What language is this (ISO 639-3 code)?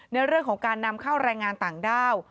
tha